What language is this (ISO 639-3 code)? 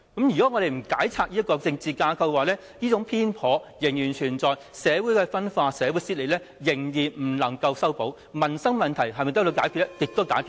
yue